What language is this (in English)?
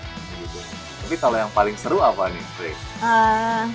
Indonesian